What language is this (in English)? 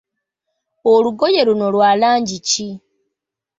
Ganda